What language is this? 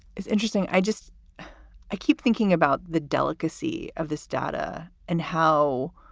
English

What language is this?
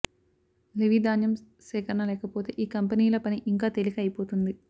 Telugu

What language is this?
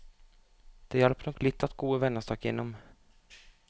Norwegian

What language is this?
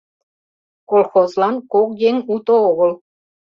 Mari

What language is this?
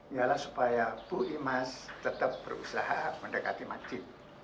Indonesian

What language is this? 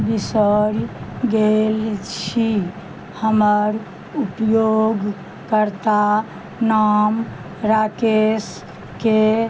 Maithili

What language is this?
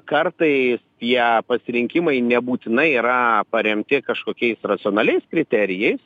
Lithuanian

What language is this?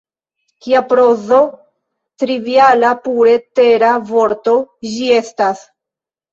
Esperanto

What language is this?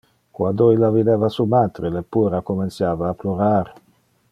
Interlingua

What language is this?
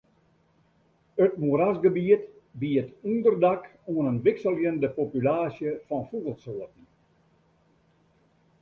Western Frisian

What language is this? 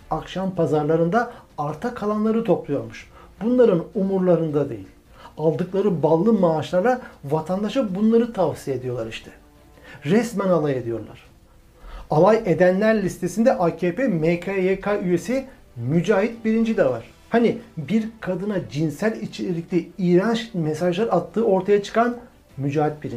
Turkish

